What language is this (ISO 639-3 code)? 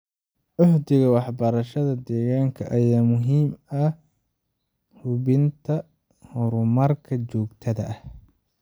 som